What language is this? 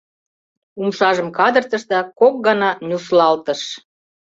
Mari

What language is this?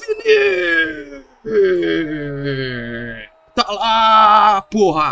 Portuguese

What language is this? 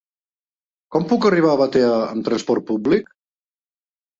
Catalan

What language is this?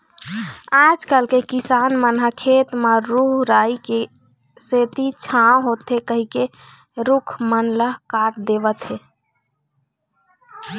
Chhattisgarhi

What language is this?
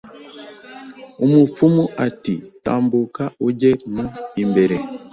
Kinyarwanda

